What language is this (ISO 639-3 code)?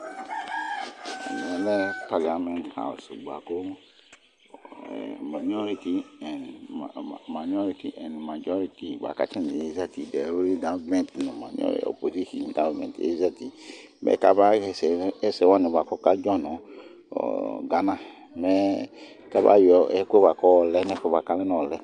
kpo